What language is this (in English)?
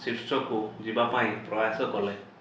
Odia